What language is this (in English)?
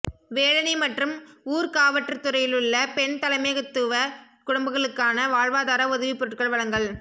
Tamil